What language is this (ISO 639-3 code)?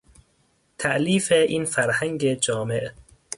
fas